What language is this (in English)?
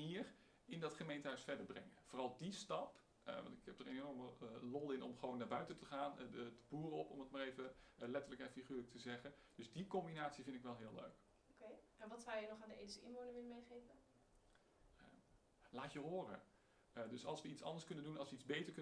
Dutch